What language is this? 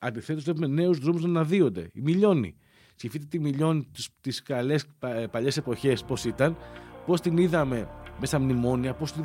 Greek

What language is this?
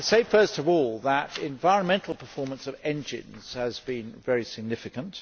English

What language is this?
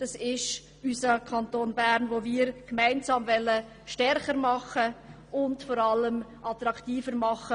Swiss German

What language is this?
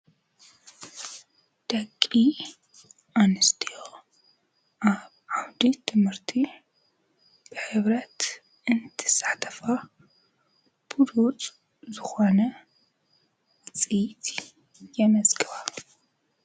Tigrinya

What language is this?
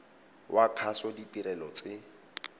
Tswana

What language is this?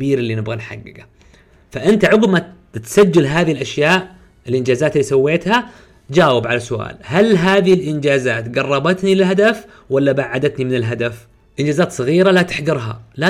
Arabic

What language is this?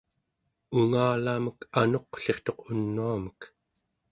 Central Yupik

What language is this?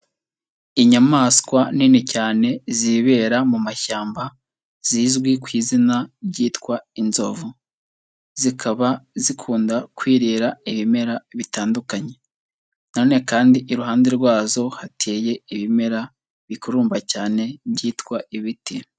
Kinyarwanda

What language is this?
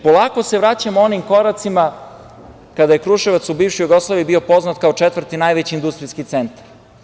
Serbian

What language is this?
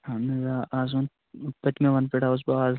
Kashmiri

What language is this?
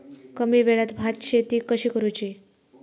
Marathi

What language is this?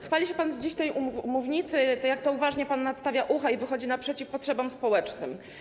Polish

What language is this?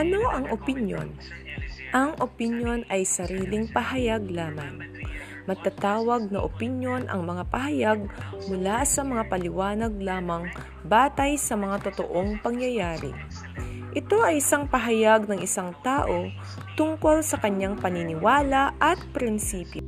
Filipino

